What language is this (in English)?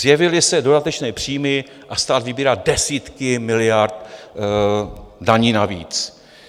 Czech